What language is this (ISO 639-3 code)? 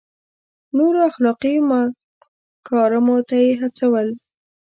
pus